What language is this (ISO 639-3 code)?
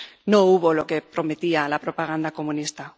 spa